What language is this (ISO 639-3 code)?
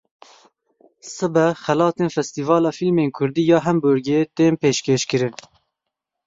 kur